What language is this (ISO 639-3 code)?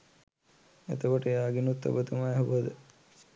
sin